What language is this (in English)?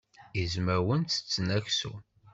Kabyle